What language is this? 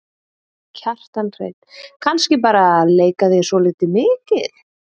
Icelandic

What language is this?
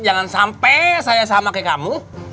Indonesian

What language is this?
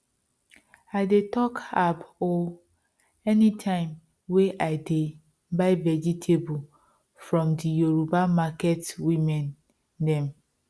Nigerian Pidgin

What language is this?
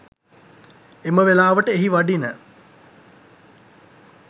Sinhala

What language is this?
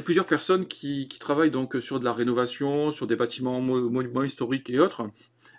French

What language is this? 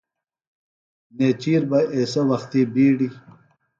Phalura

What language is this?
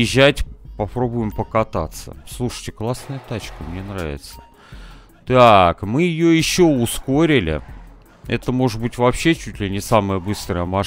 Russian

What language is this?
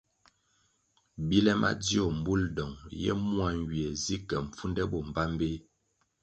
Kwasio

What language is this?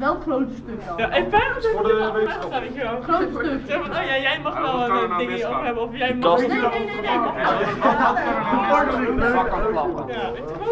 Dutch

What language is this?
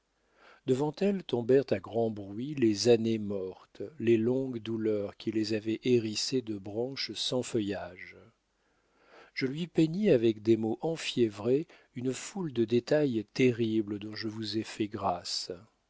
French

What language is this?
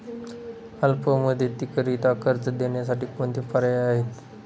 Marathi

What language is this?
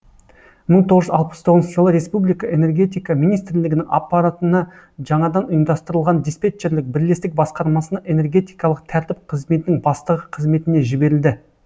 Kazakh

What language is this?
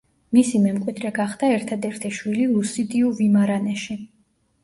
Georgian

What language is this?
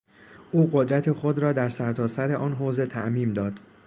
Persian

